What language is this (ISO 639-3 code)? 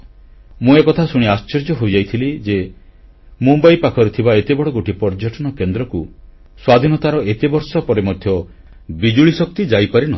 ori